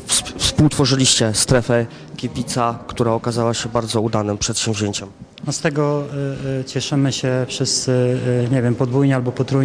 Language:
Polish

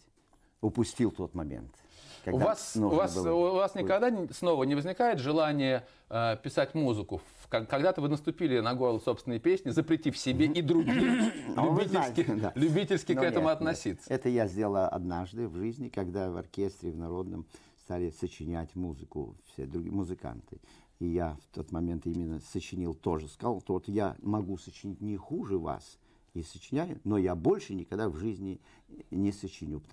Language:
Russian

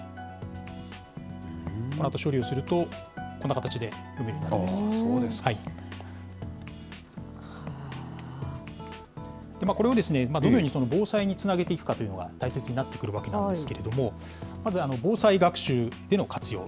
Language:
Japanese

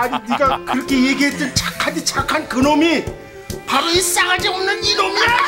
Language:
Korean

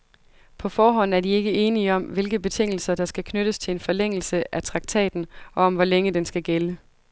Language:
Danish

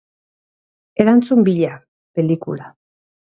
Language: Basque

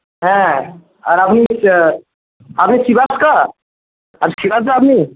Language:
Bangla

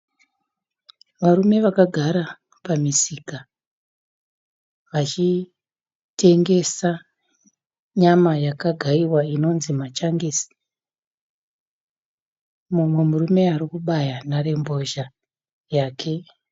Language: Shona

